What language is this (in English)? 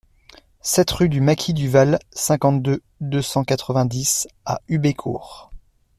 French